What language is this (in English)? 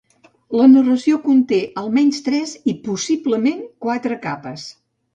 Catalan